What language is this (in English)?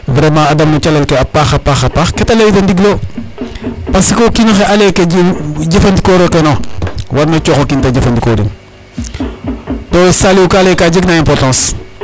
Serer